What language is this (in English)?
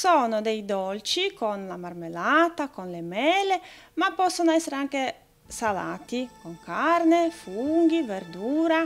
Italian